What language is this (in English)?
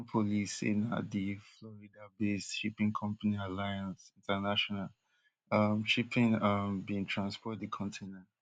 Nigerian Pidgin